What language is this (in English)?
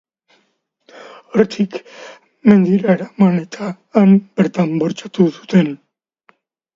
Basque